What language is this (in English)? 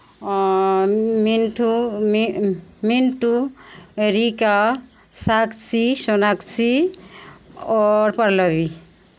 Maithili